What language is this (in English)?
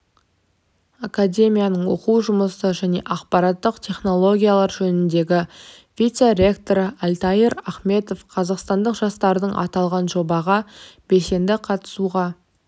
Kazakh